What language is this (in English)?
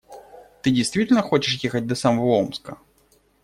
Russian